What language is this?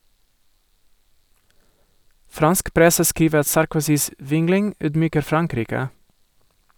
Norwegian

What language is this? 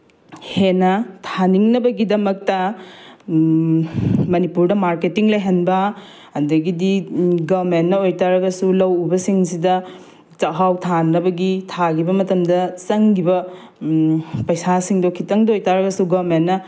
Manipuri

